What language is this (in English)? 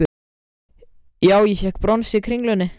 Icelandic